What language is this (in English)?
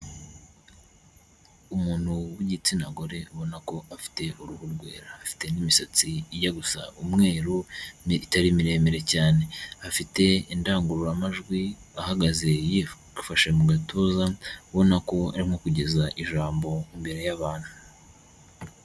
Kinyarwanda